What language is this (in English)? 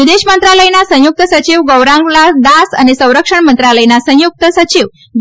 Gujarati